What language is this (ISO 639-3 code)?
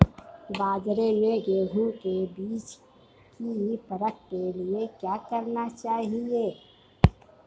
hin